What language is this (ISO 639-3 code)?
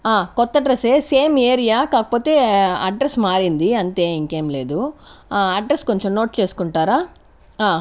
tel